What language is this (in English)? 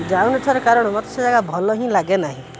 Odia